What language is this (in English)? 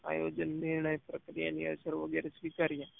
Gujarati